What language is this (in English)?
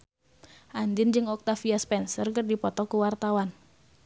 Sundanese